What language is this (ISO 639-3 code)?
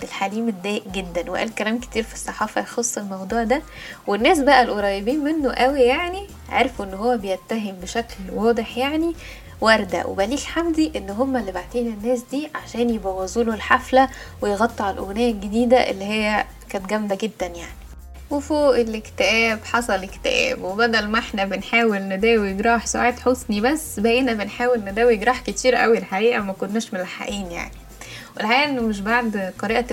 ara